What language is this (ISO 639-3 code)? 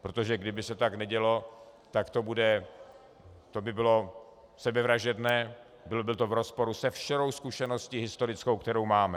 ces